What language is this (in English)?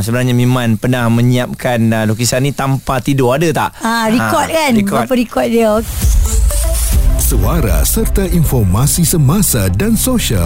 Malay